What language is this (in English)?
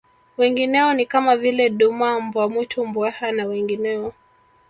Swahili